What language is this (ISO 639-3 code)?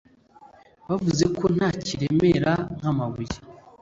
kin